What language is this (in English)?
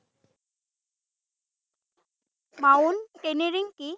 Assamese